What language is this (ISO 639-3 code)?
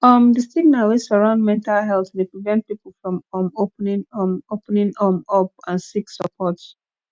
pcm